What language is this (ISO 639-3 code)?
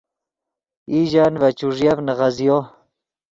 ydg